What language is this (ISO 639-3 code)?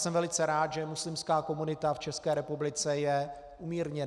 ces